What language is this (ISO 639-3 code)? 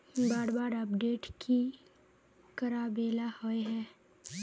mag